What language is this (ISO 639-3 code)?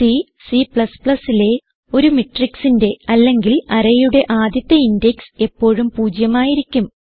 mal